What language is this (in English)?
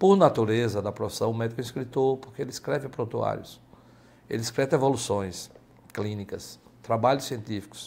Portuguese